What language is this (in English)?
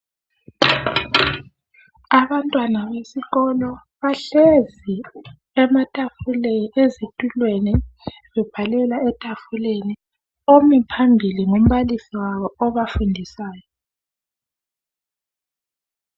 North Ndebele